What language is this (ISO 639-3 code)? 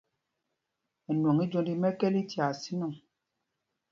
mgg